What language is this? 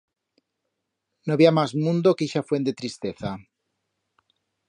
Aragonese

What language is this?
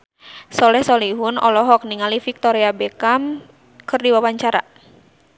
Sundanese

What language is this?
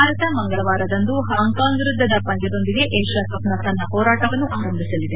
Kannada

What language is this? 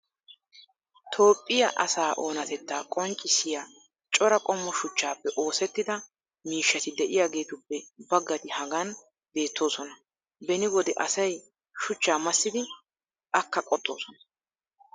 Wolaytta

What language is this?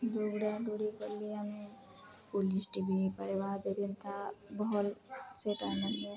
Odia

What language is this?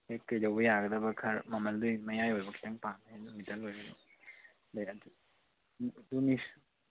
Manipuri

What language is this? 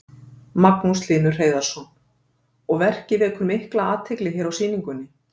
Icelandic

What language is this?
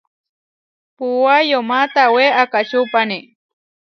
Huarijio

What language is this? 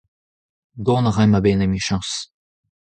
Breton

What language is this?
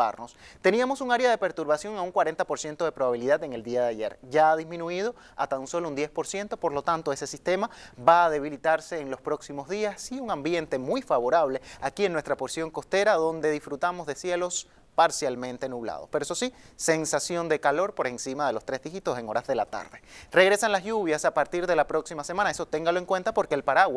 Spanish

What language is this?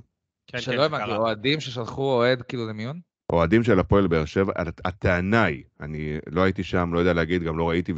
Hebrew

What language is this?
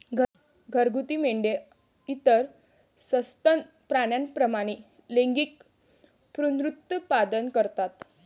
Marathi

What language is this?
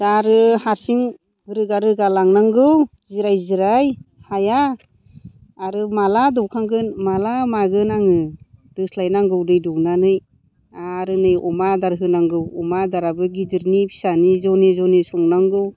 Bodo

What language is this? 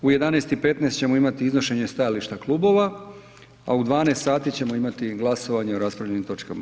Croatian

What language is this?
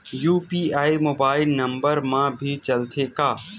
Chhattisgarhi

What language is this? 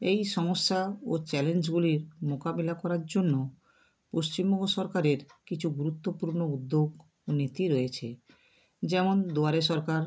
Bangla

